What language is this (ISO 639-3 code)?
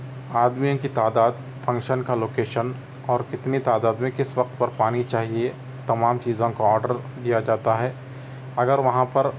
urd